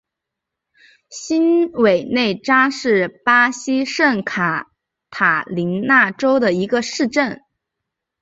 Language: Chinese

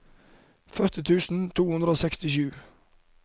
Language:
Norwegian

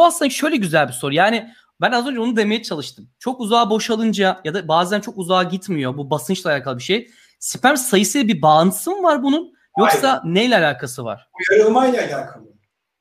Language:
Turkish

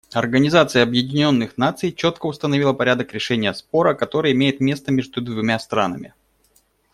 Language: Russian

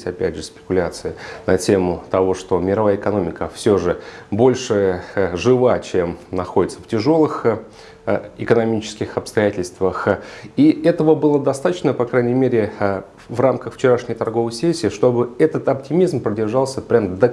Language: Russian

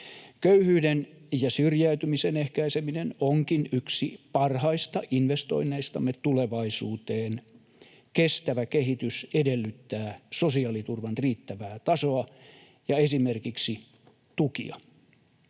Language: Finnish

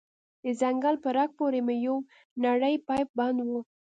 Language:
Pashto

